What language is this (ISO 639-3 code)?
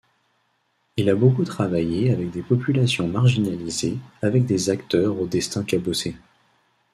fra